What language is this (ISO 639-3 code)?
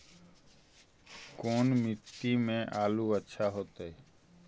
mag